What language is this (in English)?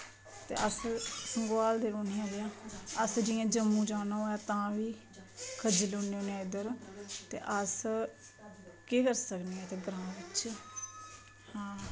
Dogri